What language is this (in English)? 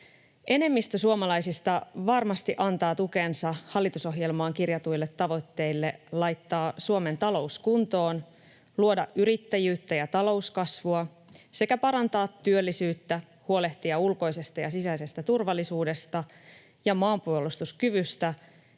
Finnish